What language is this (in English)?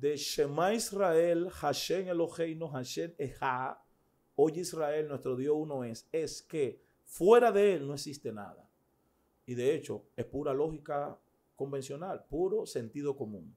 Spanish